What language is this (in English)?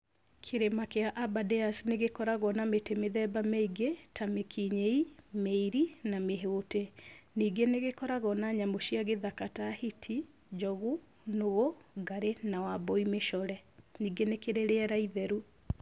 Kikuyu